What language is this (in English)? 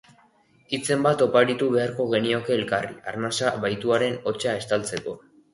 Basque